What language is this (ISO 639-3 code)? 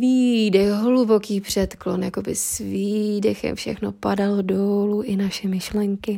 ces